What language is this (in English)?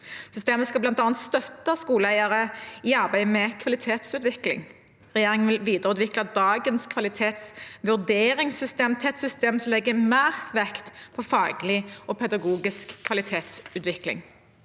Norwegian